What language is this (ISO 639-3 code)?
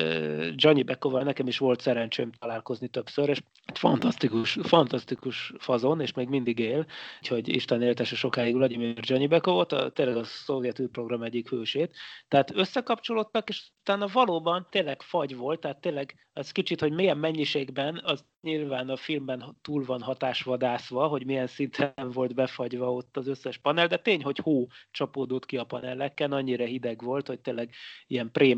hun